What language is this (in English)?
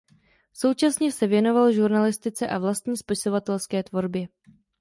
Czech